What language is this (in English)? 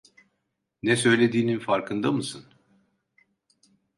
Turkish